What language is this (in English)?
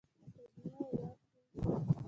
Pashto